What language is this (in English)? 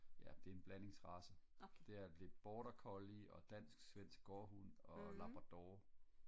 Danish